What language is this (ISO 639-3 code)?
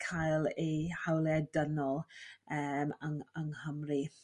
cym